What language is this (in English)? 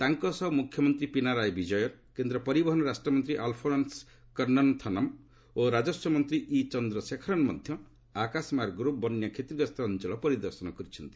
Odia